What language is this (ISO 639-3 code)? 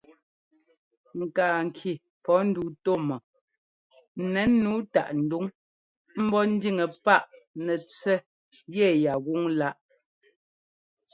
jgo